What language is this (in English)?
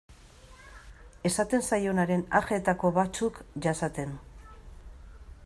Basque